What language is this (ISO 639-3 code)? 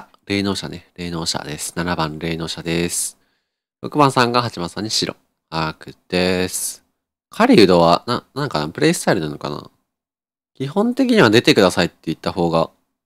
jpn